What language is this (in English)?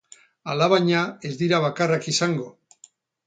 Basque